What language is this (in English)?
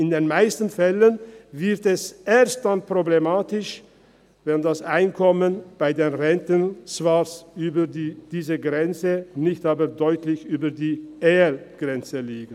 Swiss German